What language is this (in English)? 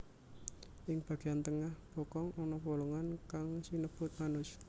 Javanese